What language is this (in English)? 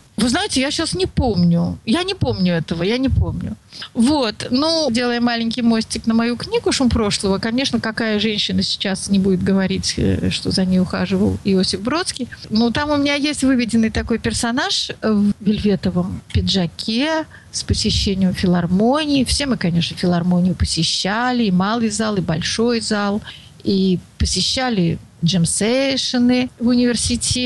Russian